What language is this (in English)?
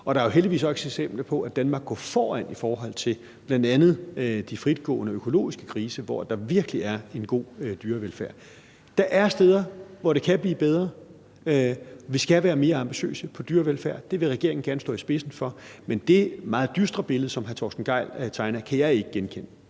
Danish